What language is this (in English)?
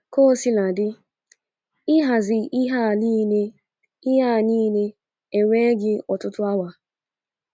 Igbo